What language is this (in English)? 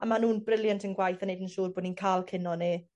Welsh